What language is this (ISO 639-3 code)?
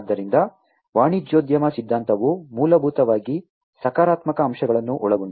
kan